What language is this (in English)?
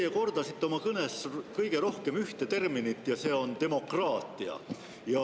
Estonian